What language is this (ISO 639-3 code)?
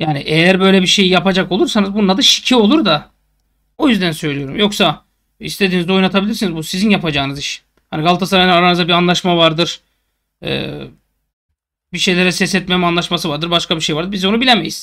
tur